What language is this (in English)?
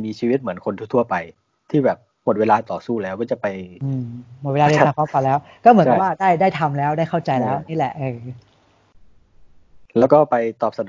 Thai